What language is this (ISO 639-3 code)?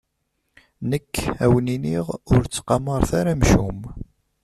kab